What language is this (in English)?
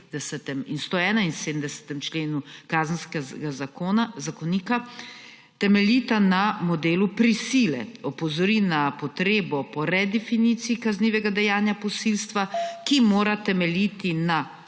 Slovenian